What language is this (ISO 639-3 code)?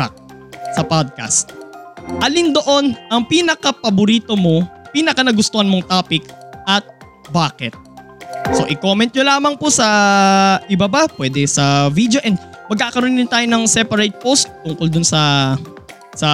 fil